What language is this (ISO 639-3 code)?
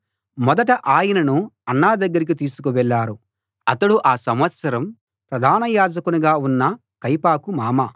tel